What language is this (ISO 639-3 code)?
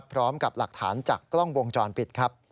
tha